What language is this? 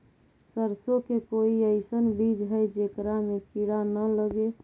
Magahi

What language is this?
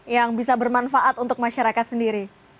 Indonesian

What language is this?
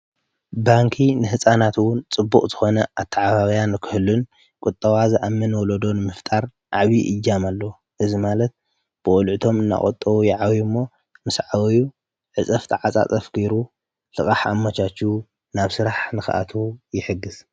Tigrinya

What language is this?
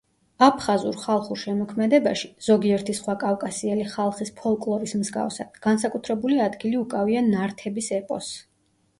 Georgian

